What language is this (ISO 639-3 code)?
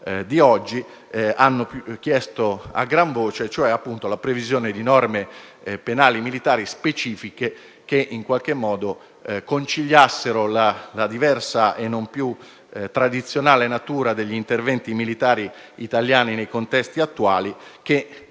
ita